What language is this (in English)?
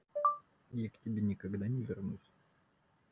Russian